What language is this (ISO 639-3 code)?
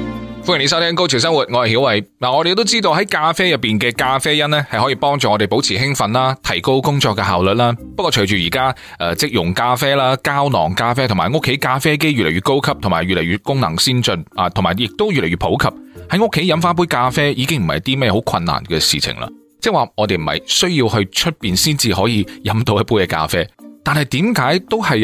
zho